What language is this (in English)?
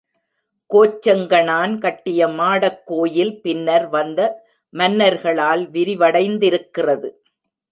Tamil